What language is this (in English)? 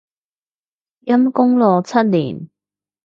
Cantonese